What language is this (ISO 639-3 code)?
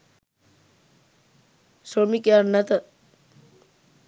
sin